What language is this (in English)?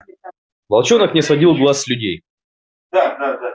Russian